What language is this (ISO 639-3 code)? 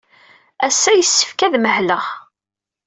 kab